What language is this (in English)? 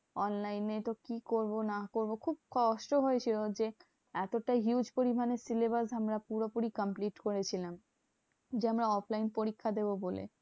Bangla